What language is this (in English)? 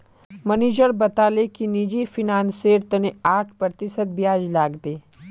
Magahi